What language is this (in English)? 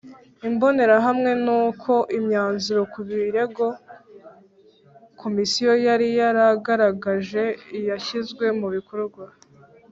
Kinyarwanda